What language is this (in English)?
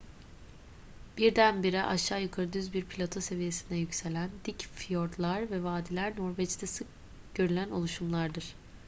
Turkish